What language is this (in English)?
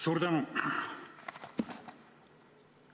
Estonian